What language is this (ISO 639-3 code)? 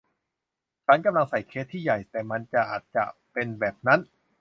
tha